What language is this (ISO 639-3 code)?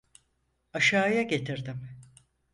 tur